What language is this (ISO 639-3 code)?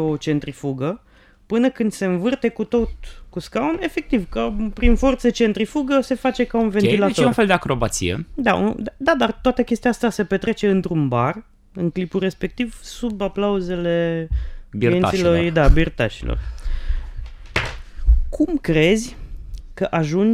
ron